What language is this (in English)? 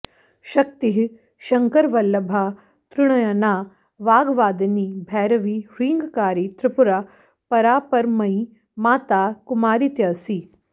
Sanskrit